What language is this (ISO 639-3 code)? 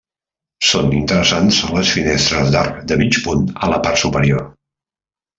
cat